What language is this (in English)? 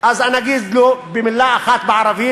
Hebrew